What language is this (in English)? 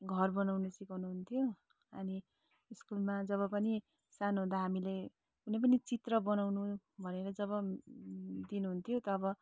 Nepali